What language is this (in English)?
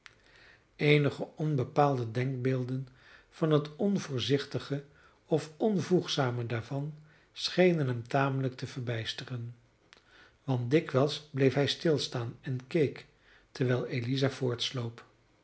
Dutch